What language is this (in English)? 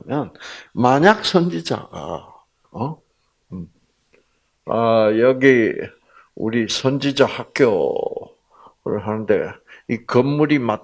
Korean